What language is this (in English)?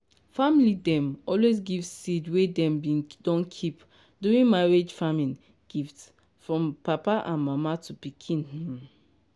Nigerian Pidgin